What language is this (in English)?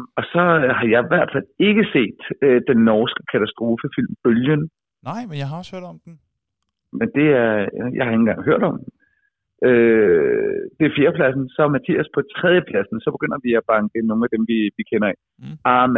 Danish